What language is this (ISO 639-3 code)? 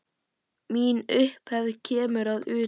isl